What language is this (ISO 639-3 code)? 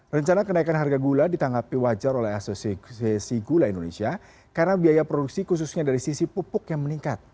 ind